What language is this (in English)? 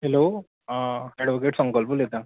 Konkani